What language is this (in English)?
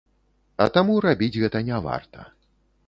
Belarusian